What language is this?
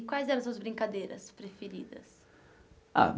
Portuguese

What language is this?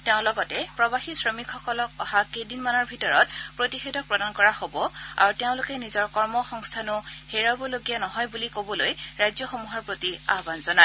Assamese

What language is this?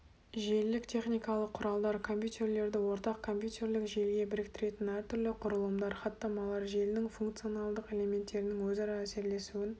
Kazakh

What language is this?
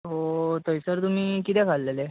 Konkani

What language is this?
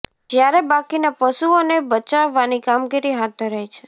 Gujarati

